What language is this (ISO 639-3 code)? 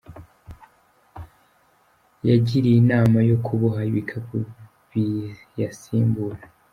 kin